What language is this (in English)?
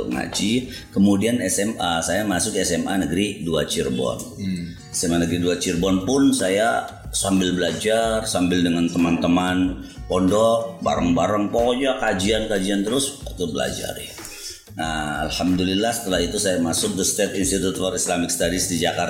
Indonesian